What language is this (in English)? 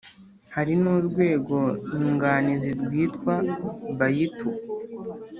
Kinyarwanda